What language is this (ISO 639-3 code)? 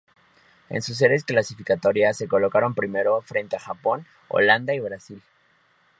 spa